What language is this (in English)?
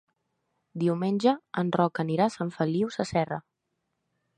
Catalan